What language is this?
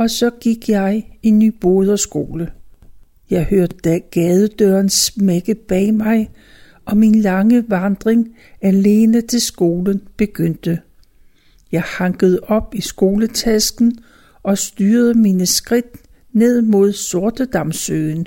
Danish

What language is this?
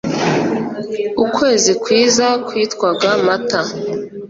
Kinyarwanda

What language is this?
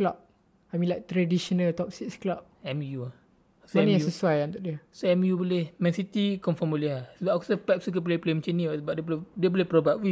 Malay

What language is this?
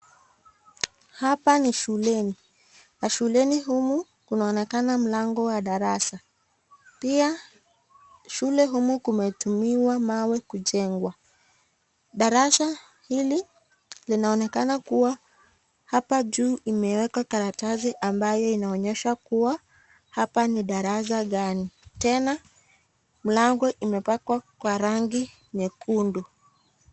Swahili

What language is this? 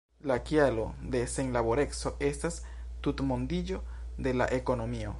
Esperanto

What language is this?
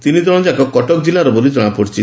Odia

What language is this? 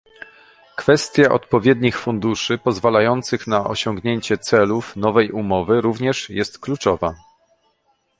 Polish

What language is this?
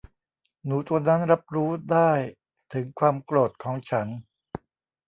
Thai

